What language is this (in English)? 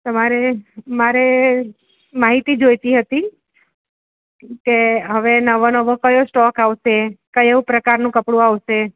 Gujarati